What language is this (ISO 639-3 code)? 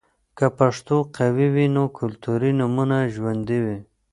pus